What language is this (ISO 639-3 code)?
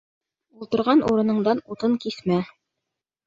bak